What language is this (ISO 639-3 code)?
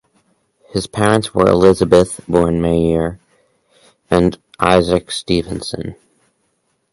eng